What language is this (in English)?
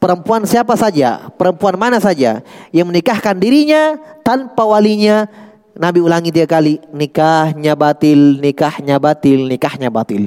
Indonesian